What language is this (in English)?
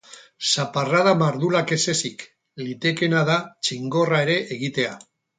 Basque